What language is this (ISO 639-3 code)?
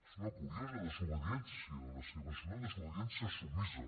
cat